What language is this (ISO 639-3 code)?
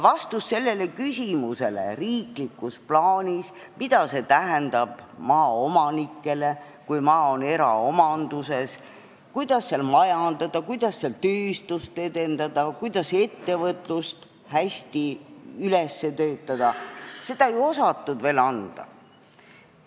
est